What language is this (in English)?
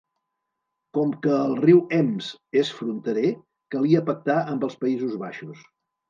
Catalan